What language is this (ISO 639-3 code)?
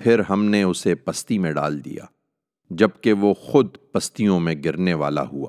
urd